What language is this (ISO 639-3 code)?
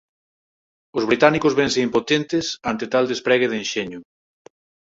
glg